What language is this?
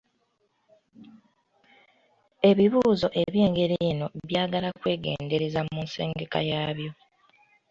Ganda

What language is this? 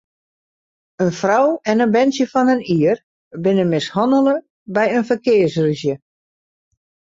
Western Frisian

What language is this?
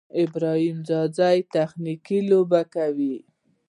Pashto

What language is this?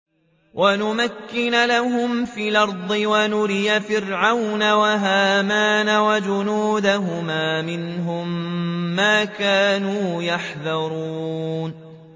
Arabic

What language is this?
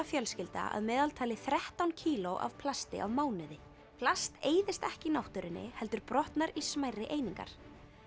Icelandic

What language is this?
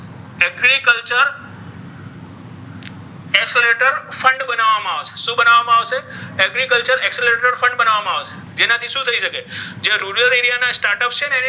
Gujarati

